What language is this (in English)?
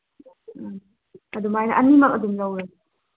Manipuri